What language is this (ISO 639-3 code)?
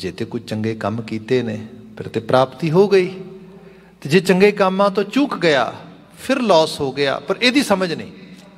hin